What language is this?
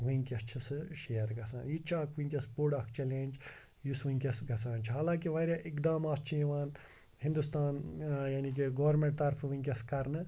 Kashmiri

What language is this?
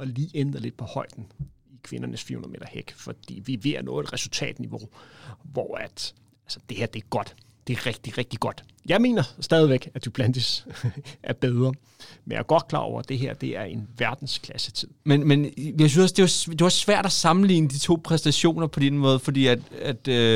Danish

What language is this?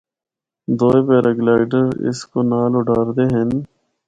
Northern Hindko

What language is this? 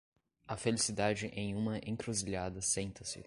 Portuguese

